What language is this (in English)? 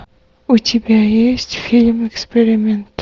Russian